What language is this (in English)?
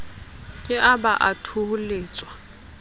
Southern Sotho